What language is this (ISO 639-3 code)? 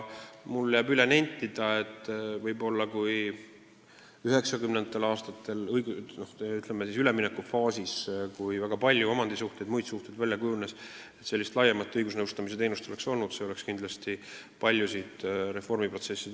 est